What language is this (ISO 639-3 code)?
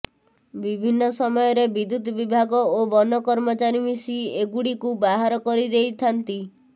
ori